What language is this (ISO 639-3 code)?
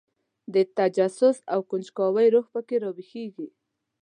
pus